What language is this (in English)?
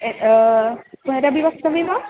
Sanskrit